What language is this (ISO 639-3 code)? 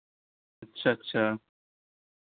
hin